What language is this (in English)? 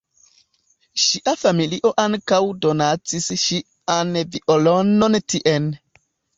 Esperanto